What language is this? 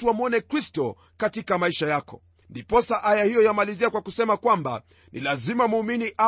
Swahili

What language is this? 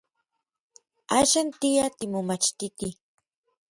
Orizaba Nahuatl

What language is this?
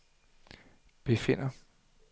Danish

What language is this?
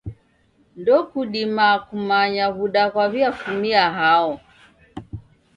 Taita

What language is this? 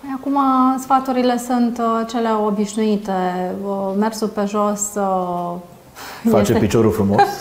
Romanian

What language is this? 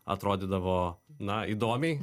Lithuanian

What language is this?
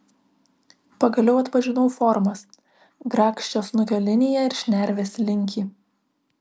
Lithuanian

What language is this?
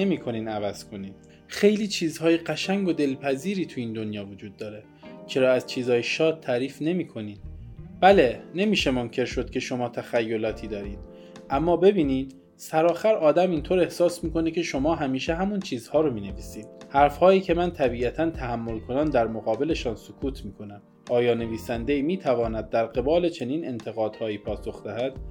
Persian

